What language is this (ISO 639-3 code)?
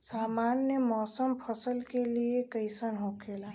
bho